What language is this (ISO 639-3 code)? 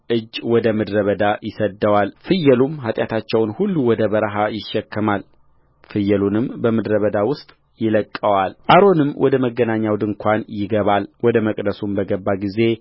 amh